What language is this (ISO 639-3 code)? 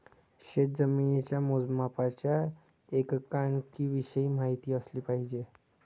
mar